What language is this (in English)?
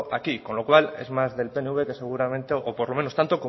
Spanish